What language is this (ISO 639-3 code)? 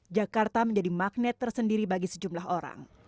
ind